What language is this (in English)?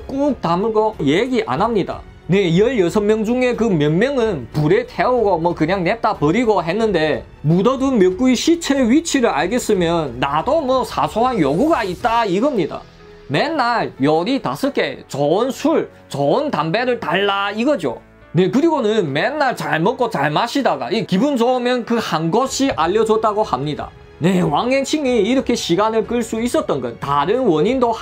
Korean